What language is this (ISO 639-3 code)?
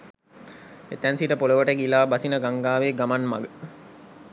sin